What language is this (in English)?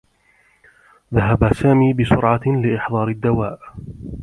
Arabic